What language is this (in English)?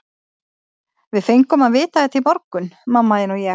Icelandic